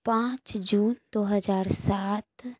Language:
Urdu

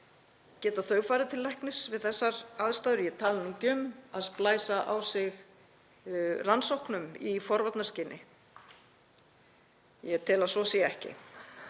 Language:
Icelandic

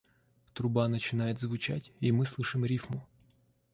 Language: Russian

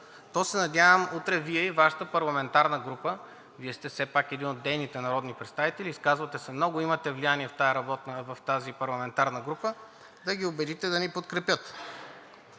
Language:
Bulgarian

